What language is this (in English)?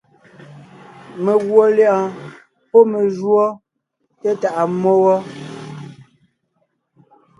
Ngiemboon